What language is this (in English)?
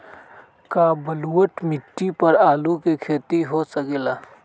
Magahi